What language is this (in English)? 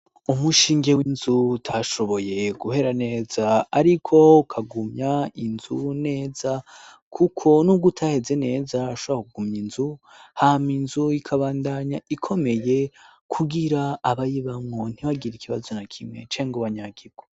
Rundi